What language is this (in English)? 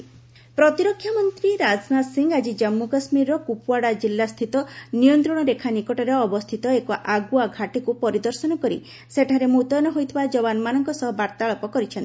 Odia